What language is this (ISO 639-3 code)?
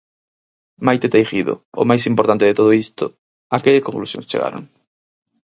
glg